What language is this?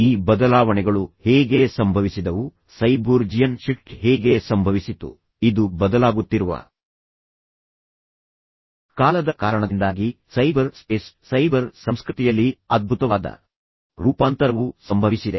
Kannada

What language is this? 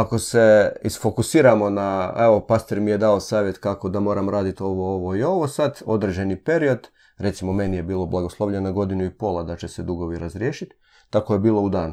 Croatian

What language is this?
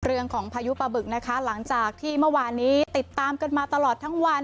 Thai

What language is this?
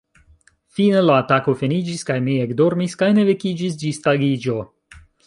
Esperanto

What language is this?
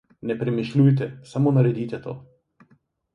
Slovenian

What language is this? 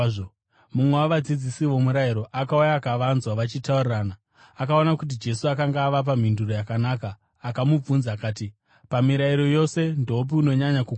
Shona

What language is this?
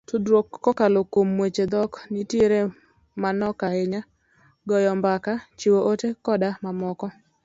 Luo (Kenya and Tanzania)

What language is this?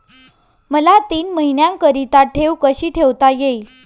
Marathi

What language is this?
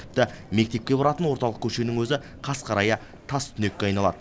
Kazakh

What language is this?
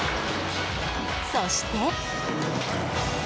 Japanese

